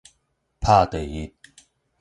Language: Min Nan Chinese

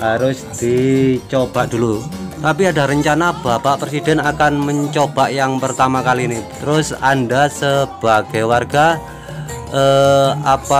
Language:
Indonesian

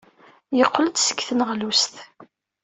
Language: Kabyle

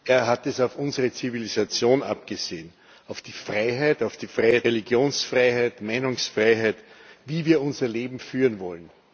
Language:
German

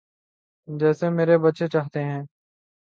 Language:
Urdu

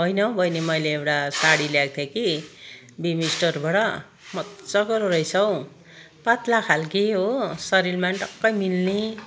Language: Nepali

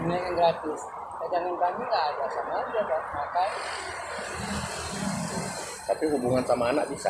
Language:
Indonesian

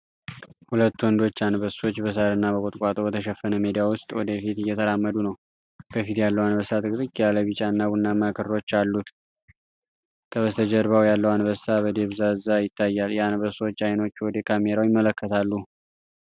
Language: Amharic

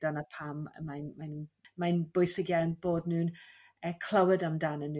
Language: Welsh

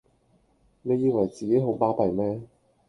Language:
Cantonese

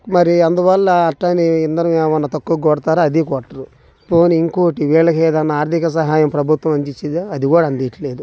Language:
Telugu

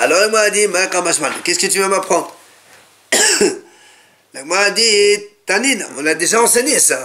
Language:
French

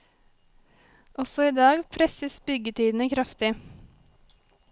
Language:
Norwegian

